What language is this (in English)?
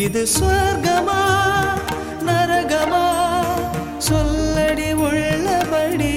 Tamil